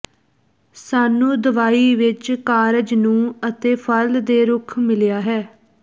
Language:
Punjabi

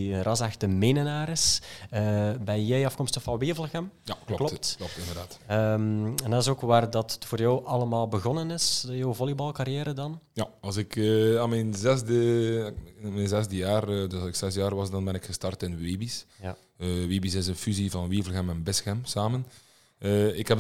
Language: Dutch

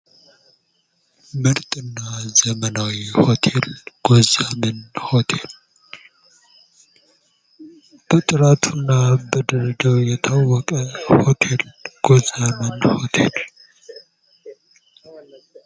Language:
Amharic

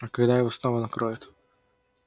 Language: Russian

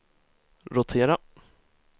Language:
Swedish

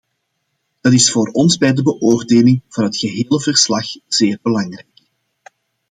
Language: Dutch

